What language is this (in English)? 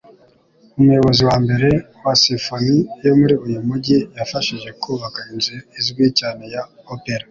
Kinyarwanda